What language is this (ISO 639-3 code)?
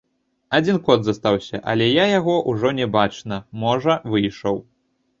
bel